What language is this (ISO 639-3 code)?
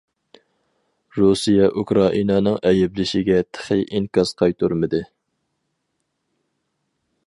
uig